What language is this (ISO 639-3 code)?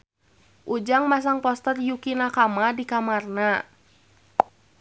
sun